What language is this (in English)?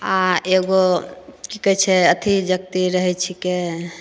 Maithili